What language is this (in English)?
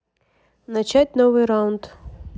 Russian